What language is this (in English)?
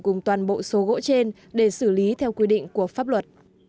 Vietnamese